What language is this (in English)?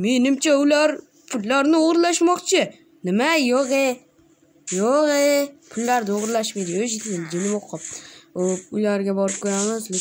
Turkish